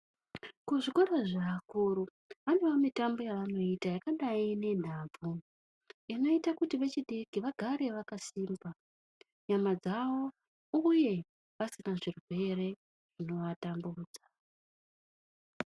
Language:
Ndau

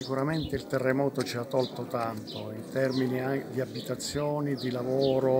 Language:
Italian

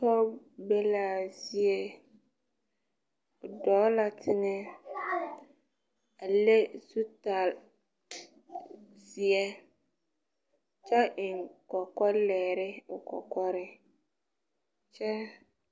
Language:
Southern Dagaare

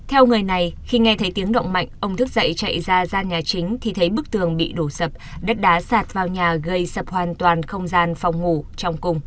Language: Vietnamese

